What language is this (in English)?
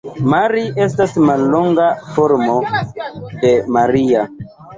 Esperanto